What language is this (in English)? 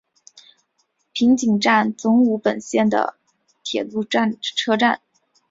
Chinese